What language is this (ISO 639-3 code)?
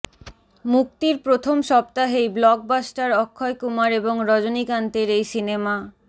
ben